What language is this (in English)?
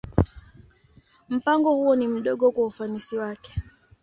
Swahili